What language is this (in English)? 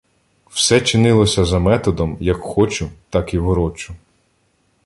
Ukrainian